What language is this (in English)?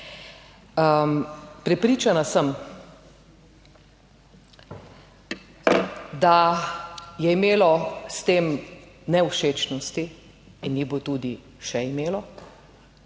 Slovenian